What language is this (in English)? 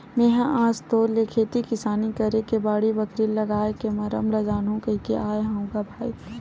Chhattisgarhi